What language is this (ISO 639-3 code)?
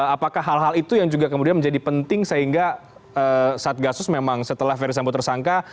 ind